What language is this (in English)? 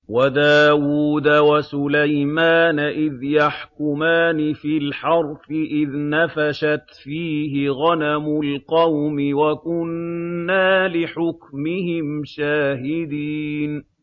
Arabic